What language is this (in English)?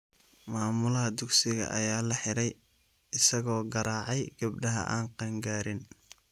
Somali